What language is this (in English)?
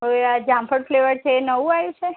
Gujarati